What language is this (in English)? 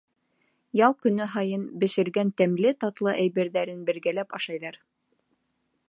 Bashkir